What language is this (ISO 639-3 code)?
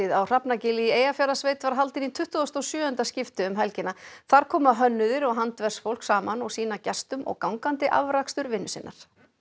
isl